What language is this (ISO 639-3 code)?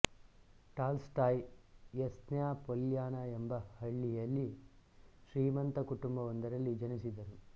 kan